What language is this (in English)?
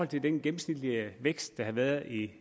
Danish